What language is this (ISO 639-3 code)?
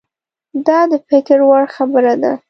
pus